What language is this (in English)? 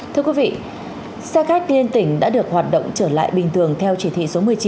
Vietnamese